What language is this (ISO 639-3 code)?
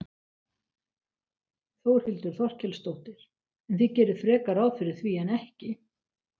isl